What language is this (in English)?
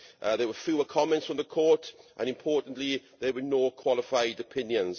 English